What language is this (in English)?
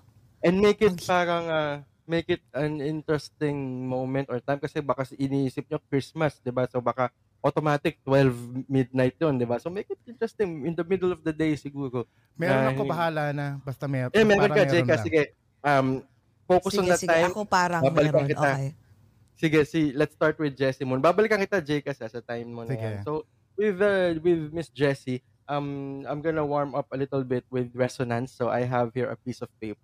Filipino